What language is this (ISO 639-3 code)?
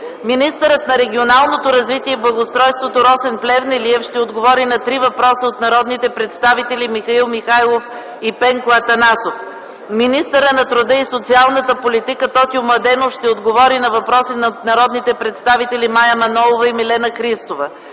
bul